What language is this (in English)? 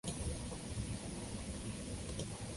Swahili